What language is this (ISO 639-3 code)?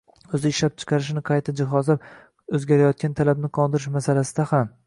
uzb